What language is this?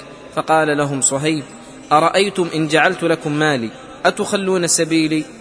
Arabic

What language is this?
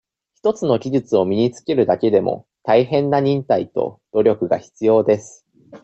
Japanese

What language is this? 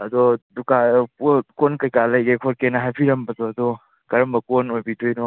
Manipuri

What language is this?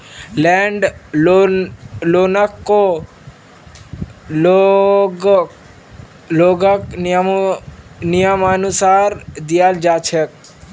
Magahi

